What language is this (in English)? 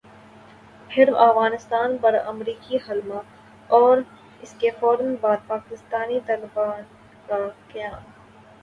Urdu